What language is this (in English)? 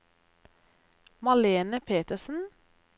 Norwegian